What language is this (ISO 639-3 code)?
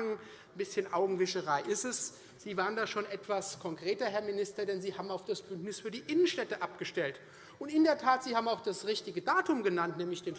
deu